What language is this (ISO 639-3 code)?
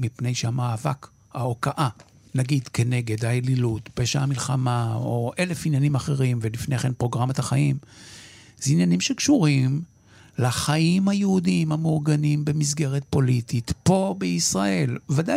heb